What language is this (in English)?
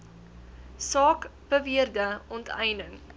Afrikaans